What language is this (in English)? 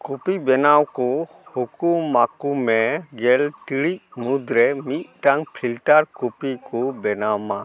Santali